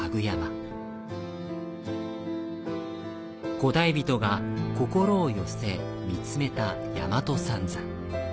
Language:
Japanese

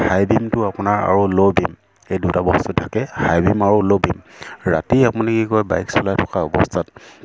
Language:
Assamese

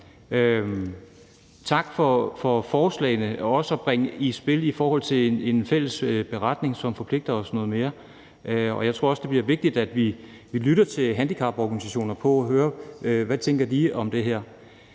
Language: Danish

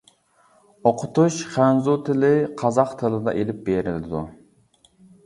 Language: Uyghur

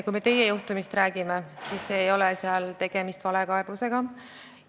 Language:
Estonian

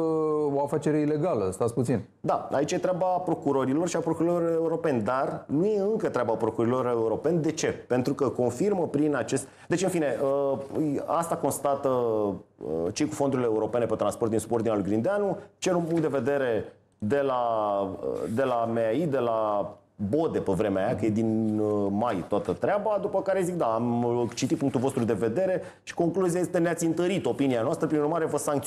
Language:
Romanian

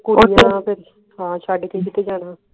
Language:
Punjabi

